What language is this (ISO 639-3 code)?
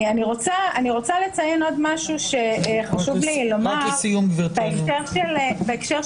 heb